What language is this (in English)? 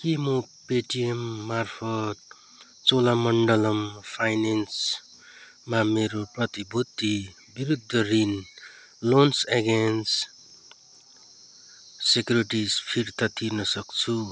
Nepali